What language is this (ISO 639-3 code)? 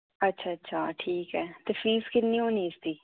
doi